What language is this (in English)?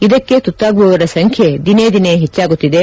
Kannada